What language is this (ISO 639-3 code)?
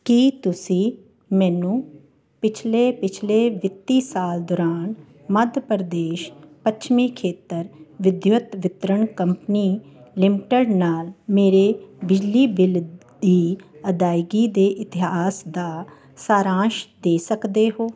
pan